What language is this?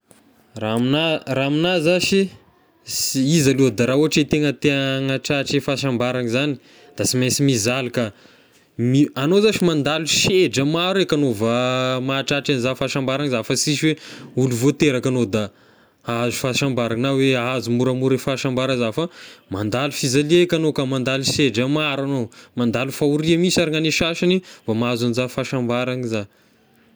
Tesaka Malagasy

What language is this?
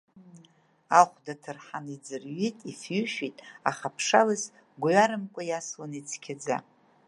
Abkhazian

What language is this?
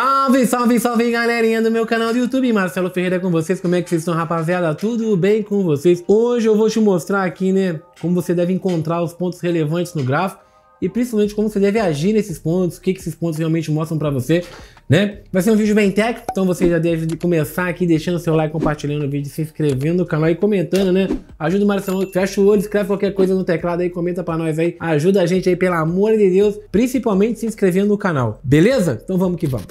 Portuguese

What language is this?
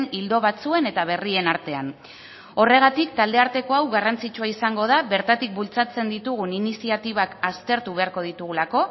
Basque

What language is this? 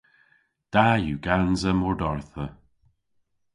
Cornish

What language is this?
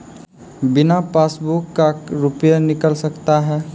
Maithili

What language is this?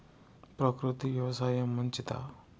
Telugu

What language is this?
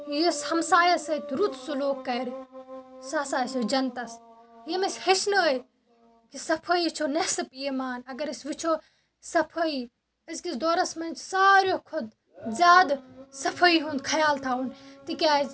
Kashmiri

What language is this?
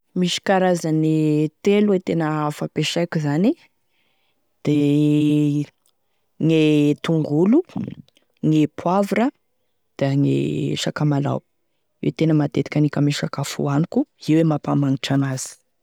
Tesaka Malagasy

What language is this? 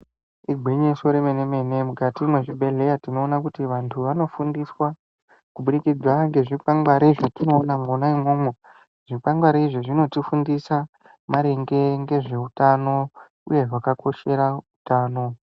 Ndau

